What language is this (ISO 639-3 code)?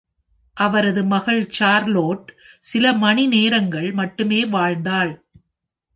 tam